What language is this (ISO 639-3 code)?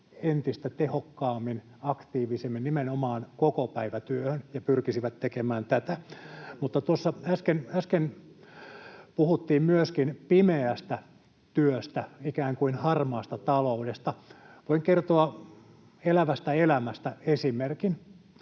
fin